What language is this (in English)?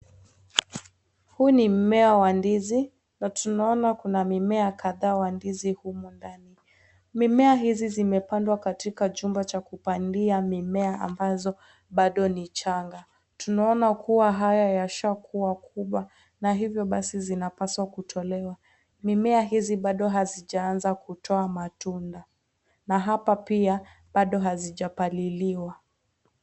Swahili